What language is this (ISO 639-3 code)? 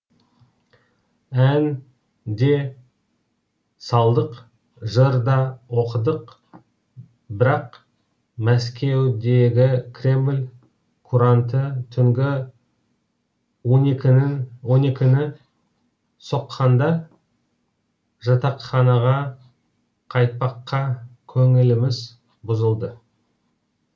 kaz